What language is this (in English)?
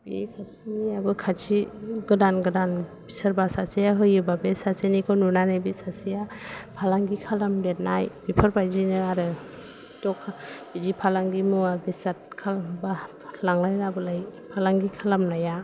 Bodo